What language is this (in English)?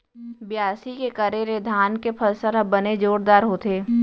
Chhattisgarhi